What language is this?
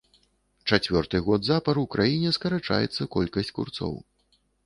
Belarusian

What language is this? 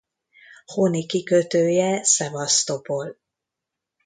Hungarian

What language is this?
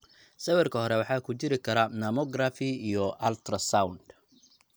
Somali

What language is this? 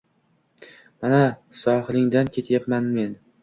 Uzbek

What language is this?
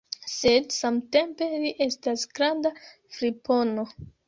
Esperanto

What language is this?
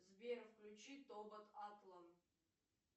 Russian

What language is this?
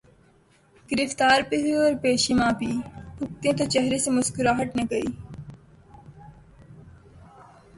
Urdu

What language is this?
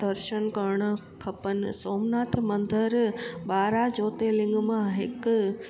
Sindhi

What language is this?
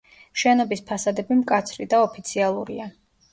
Georgian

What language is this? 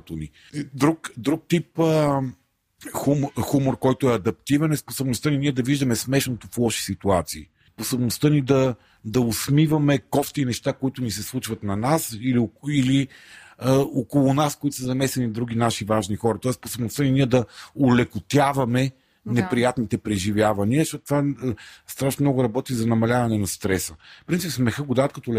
Bulgarian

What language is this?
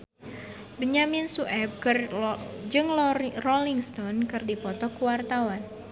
Sundanese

